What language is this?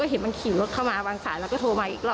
Thai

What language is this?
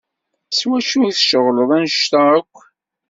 Kabyle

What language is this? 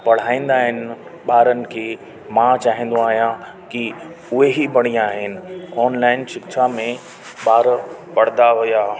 Sindhi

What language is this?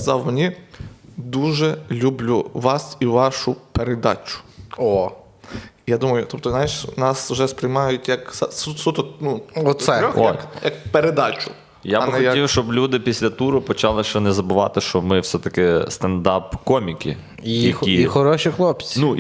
Ukrainian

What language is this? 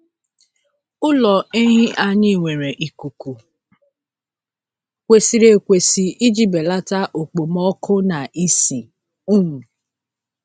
Igbo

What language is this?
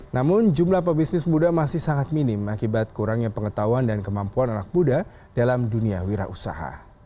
Indonesian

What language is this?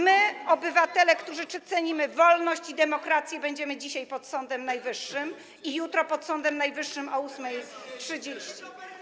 Polish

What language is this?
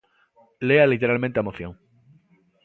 Galician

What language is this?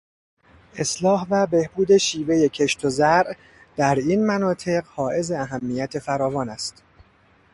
Persian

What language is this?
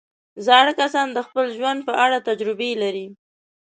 Pashto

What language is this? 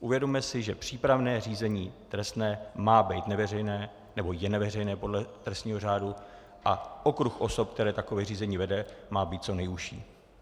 Czech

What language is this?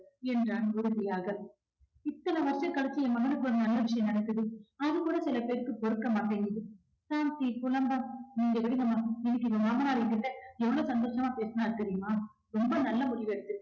Tamil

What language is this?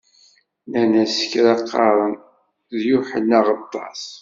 Kabyle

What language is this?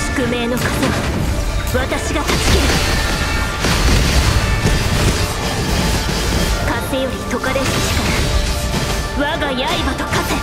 Japanese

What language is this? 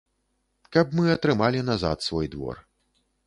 Belarusian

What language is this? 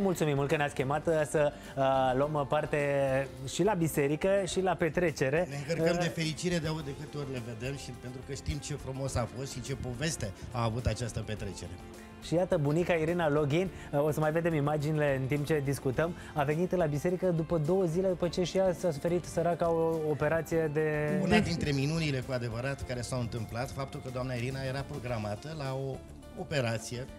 Romanian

